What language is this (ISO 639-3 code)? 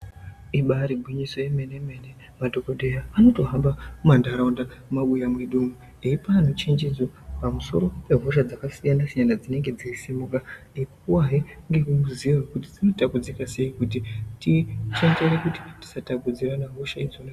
ndc